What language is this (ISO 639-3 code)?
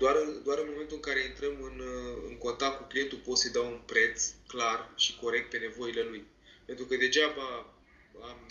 ron